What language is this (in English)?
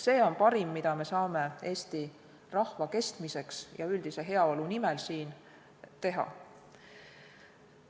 Estonian